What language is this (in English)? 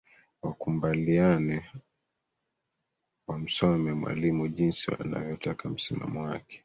Swahili